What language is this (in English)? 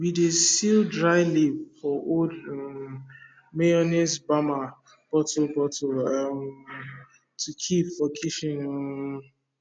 Nigerian Pidgin